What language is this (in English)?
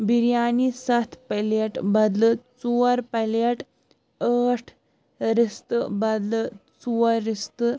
Kashmiri